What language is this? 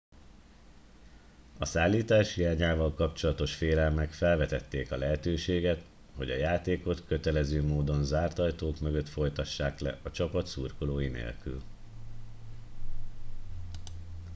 Hungarian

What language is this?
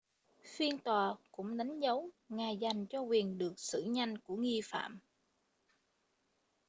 Vietnamese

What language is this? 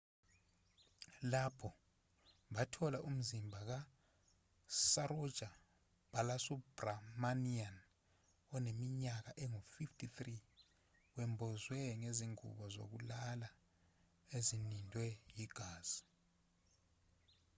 Zulu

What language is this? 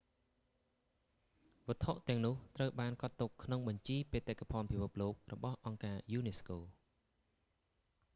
Khmer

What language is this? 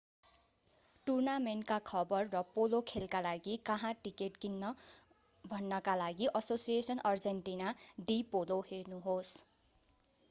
Nepali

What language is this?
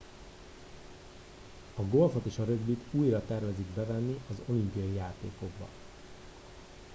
Hungarian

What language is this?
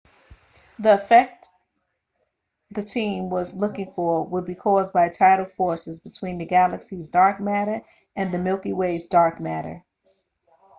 English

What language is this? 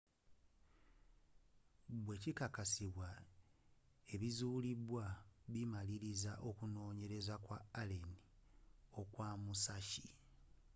Ganda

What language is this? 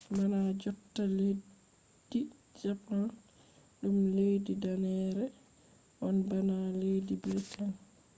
Fula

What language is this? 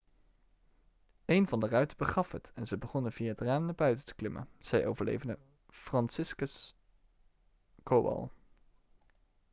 Dutch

